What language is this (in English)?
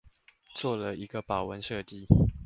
Chinese